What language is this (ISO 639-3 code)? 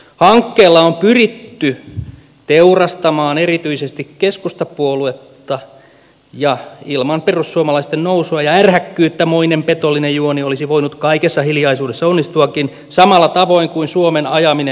fin